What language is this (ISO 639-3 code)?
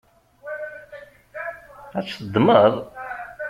kab